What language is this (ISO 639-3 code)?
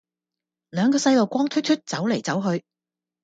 yue